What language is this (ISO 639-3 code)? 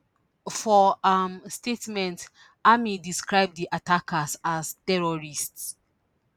pcm